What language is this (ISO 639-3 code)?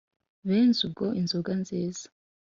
kin